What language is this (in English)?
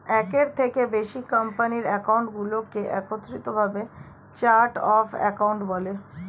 Bangla